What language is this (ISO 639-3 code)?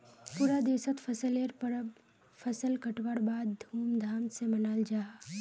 mag